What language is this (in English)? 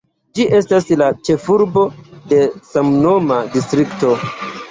Esperanto